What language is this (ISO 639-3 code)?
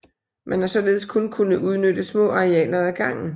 dan